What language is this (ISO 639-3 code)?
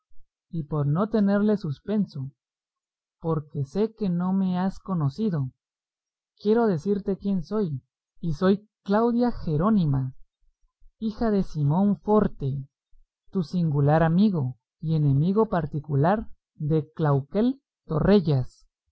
spa